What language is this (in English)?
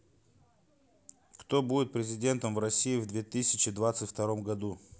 Russian